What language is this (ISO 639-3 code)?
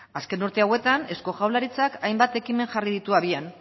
eus